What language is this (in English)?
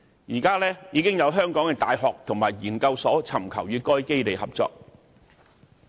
Cantonese